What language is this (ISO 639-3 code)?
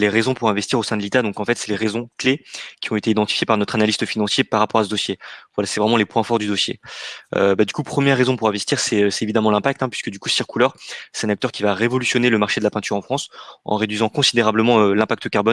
fra